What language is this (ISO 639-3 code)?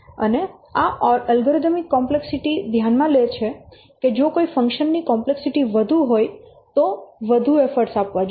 guj